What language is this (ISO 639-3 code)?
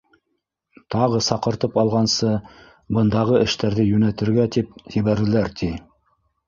bak